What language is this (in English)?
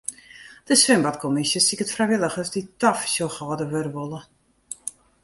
Western Frisian